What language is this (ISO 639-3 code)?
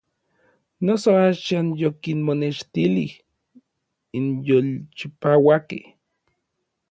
nlv